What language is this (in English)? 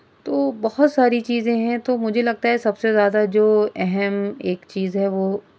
Urdu